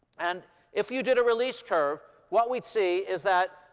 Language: English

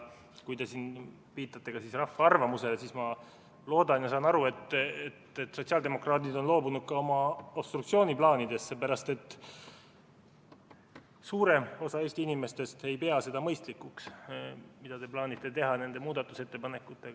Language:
Estonian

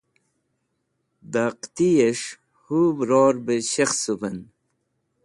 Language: Wakhi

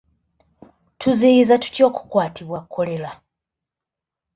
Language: Ganda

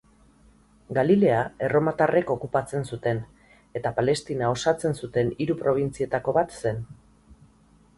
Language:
Basque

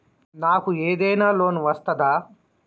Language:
Telugu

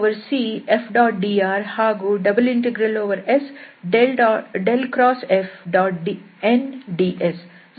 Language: Kannada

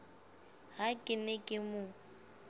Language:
Southern Sotho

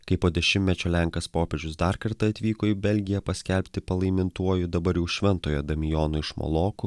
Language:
Lithuanian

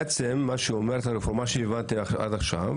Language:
Hebrew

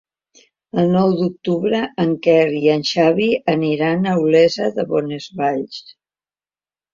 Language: Catalan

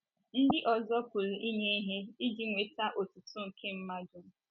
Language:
Igbo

